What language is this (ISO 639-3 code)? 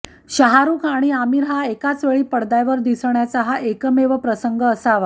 mar